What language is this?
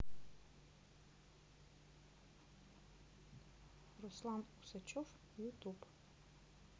Russian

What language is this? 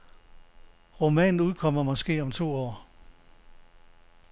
Danish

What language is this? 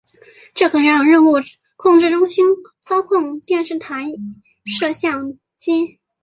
Chinese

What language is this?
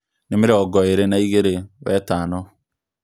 Kikuyu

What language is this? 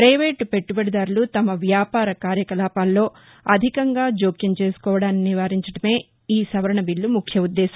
Telugu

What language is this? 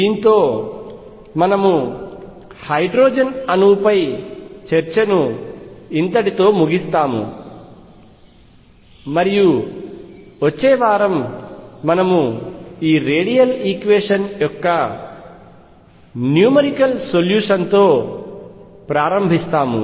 Telugu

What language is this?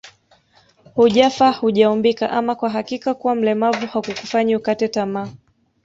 Swahili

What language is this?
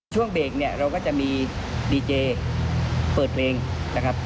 Thai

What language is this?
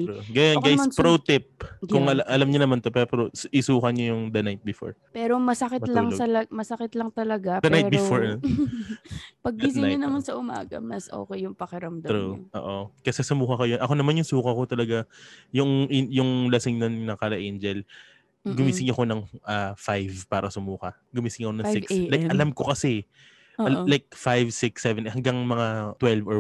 Filipino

